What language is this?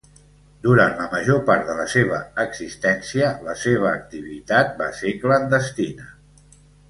Catalan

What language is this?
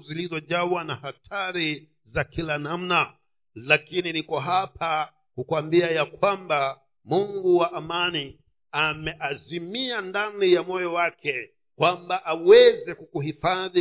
Swahili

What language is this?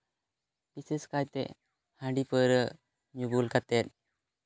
Santali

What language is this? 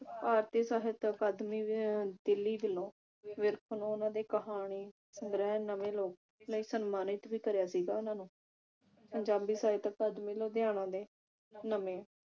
Punjabi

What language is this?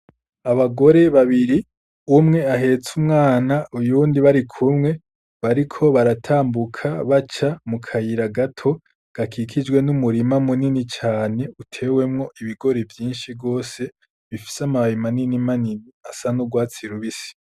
Rundi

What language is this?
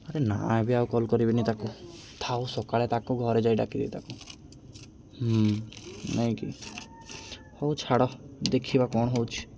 Odia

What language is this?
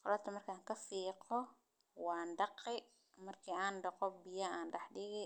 Somali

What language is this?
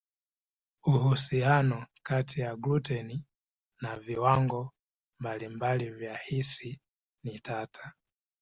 Swahili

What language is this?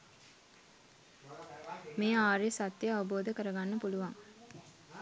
Sinhala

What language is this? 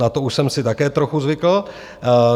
Czech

